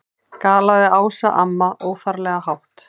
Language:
Icelandic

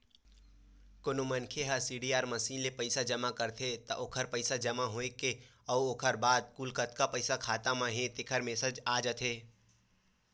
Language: Chhattisgarhi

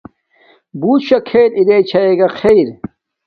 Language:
Domaaki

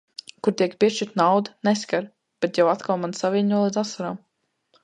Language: Latvian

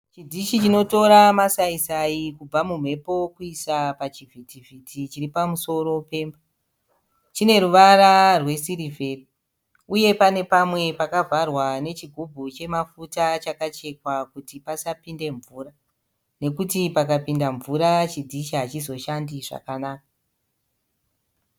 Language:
Shona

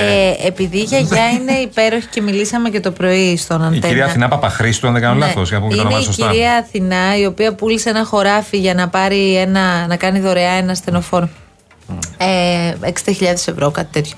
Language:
Greek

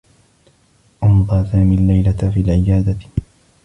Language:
Arabic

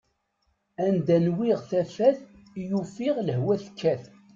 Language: Kabyle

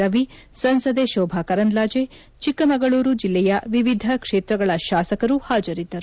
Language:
Kannada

